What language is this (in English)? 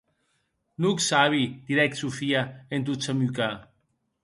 Occitan